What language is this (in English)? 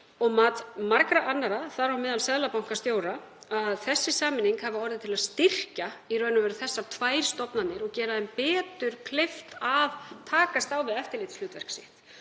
Icelandic